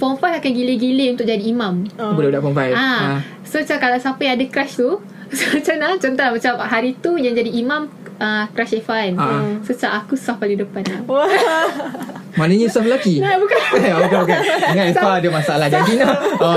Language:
Malay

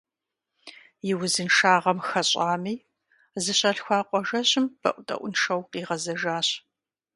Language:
Kabardian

